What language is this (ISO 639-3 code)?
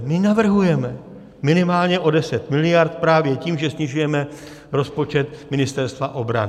ces